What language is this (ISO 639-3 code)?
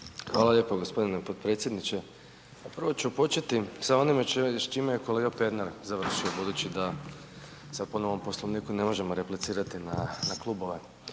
hrv